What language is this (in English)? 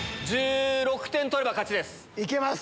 Japanese